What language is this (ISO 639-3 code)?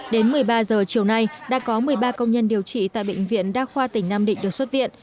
vie